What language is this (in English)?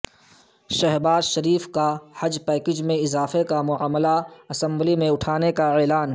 Urdu